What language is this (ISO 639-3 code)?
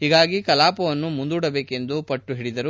kan